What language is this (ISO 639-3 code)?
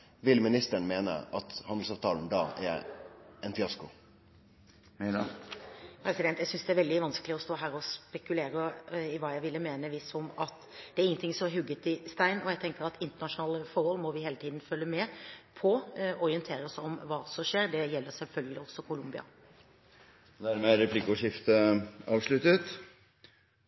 nor